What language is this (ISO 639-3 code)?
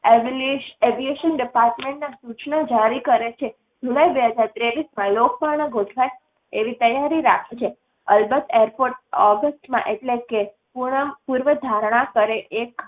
guj